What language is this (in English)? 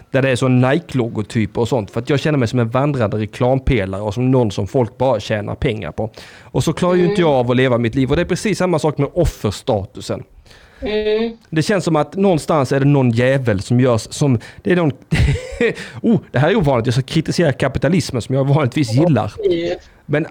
Swedish